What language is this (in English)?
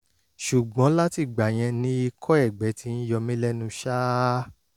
Yoruba